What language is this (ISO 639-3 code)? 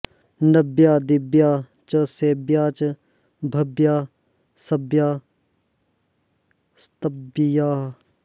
san